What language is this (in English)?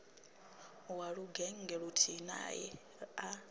Venda